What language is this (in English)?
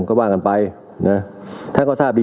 Thai